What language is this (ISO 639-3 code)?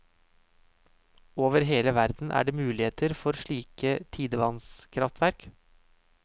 nor